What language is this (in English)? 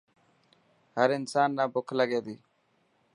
Dhatki